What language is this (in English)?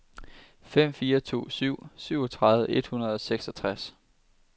Danish